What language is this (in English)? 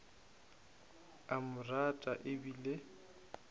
Northern Sotho